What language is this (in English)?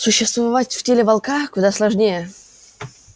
Russian